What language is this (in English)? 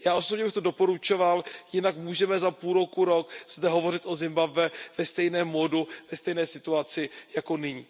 Czech